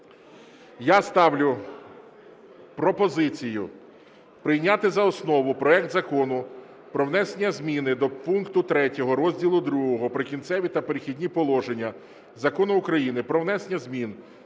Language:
Ukrainian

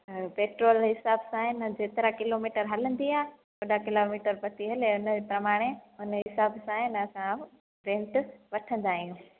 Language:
Sindhi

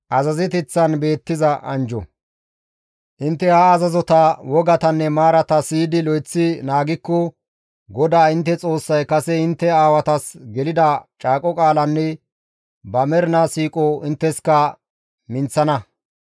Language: Gamo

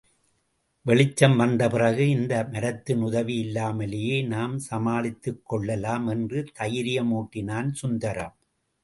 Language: Tamil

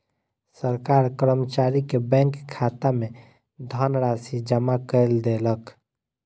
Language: Maithili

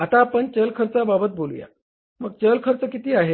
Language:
Marathi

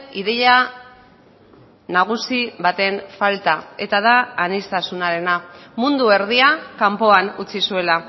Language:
Basque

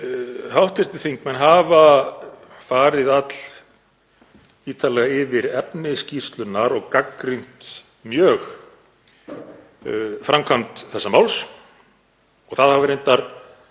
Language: Icelandic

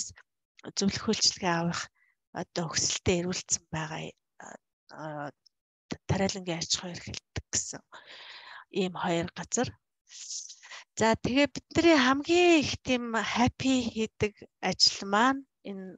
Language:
Arabic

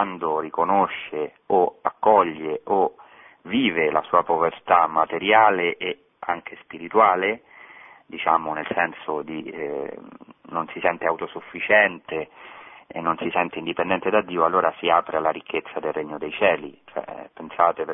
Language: Italian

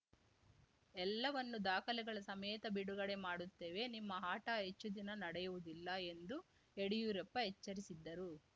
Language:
Kannada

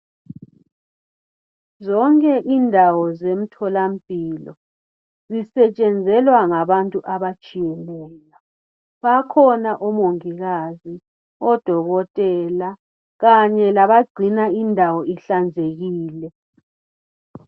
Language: North Ndebele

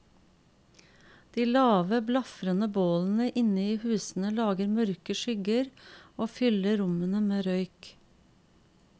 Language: Norwegian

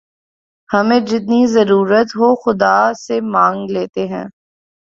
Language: Urdu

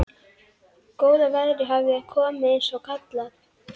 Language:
Icelandic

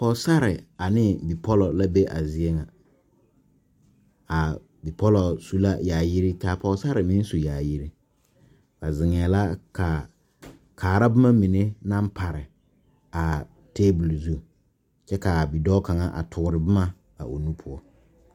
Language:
Southern Dagaare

